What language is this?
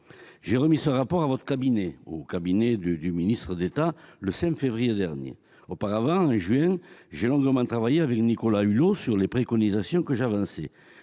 French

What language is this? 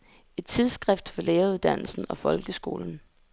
Danish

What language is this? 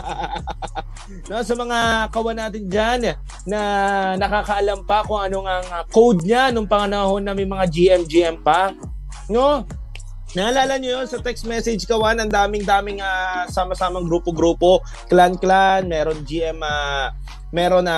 Filipino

